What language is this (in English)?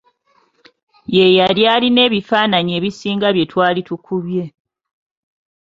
Ganda